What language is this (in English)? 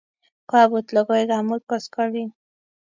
Kalenjin